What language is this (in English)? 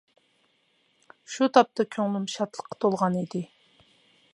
Uyghur